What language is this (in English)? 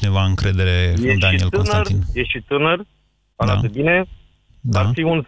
Romanian